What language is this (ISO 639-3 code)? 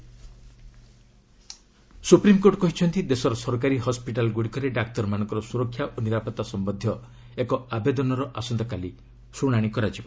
ori